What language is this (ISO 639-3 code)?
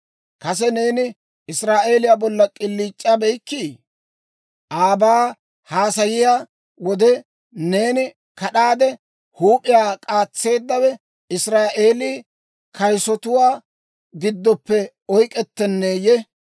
dwr